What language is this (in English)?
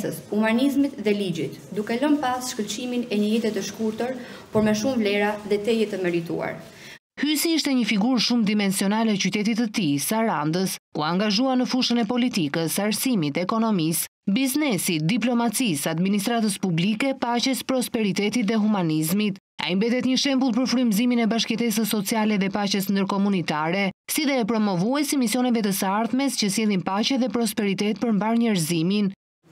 Romanian